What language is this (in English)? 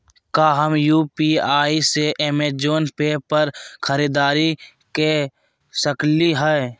Magahi